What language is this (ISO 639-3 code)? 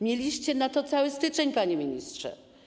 pol